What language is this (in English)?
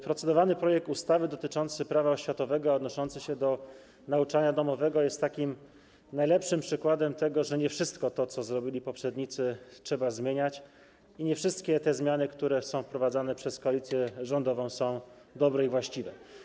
Polish